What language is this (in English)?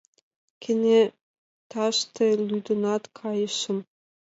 Mari